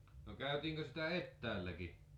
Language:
Finnish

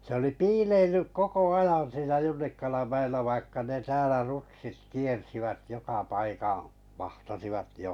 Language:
Finnish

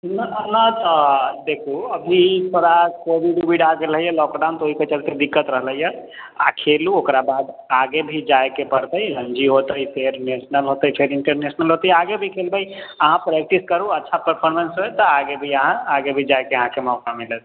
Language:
Maithili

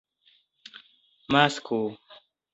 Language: Esperanto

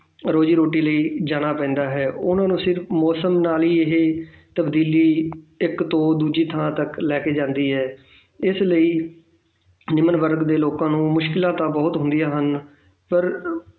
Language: Punjabi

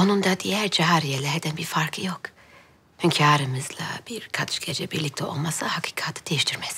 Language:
Turkish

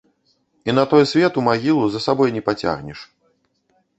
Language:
Belarusian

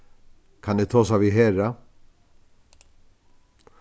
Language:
Faroese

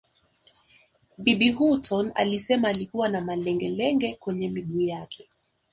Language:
Swahili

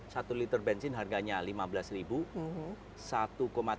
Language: Indonesian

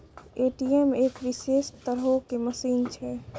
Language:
Maithili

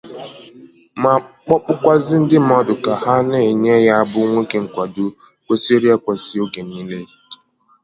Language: Igbo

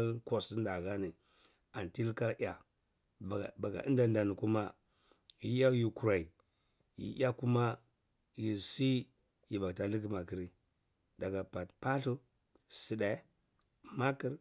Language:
Cibak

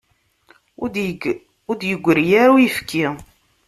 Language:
Kabyle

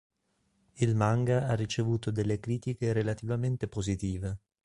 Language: Italian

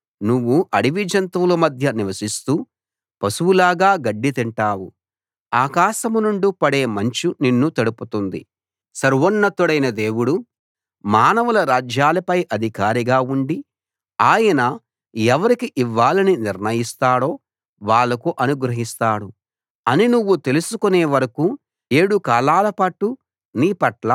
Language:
Telugu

